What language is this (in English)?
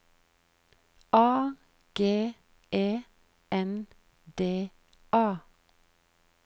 Norwegian